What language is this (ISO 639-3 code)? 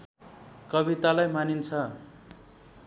nep